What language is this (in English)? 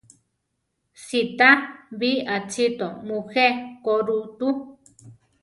Central Tarahumara